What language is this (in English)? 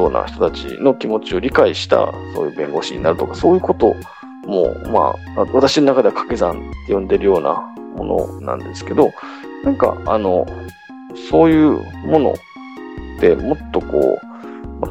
Japanese